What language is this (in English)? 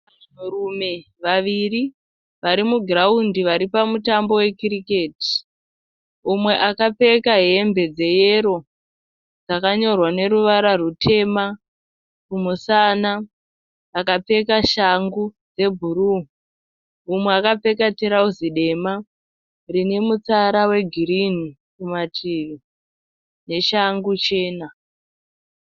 Shona